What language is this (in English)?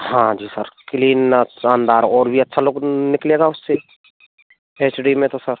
Hindi